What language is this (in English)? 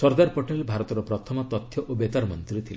Odia